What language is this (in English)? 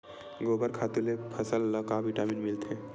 Chhattisgarhi